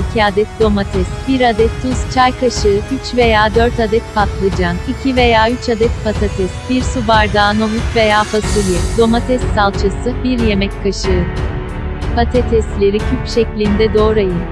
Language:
Turkish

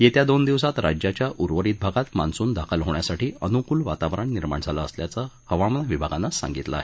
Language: Marathi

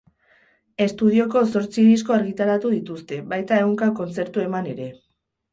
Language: Basque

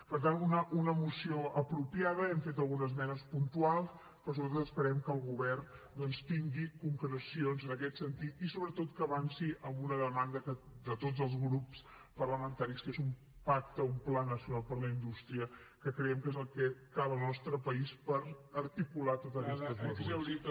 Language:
Catalan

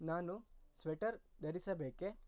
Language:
Kannada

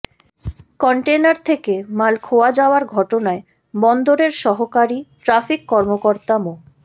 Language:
Bangla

